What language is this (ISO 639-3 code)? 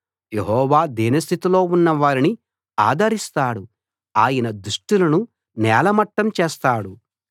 tel